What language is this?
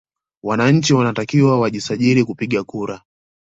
Swahili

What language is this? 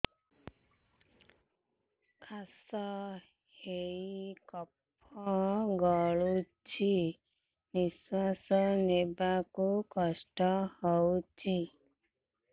Odia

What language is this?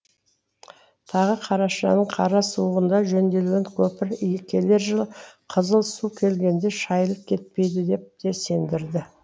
Kazakh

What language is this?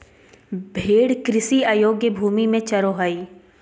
Magahi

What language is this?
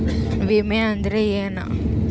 Kannada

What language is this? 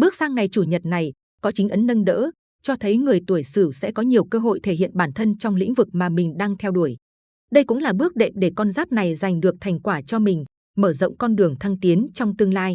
Vietnamese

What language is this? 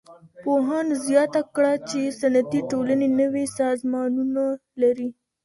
Pashto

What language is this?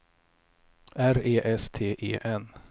Swedish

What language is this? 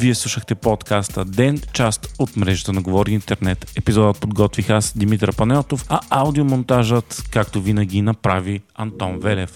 Bulgarian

